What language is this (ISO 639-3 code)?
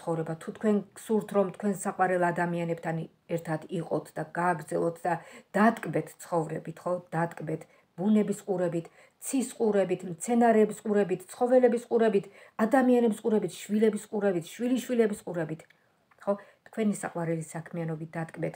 ron